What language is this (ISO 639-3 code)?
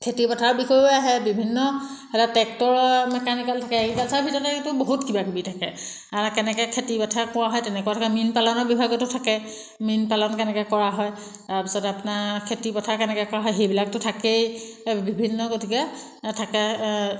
asm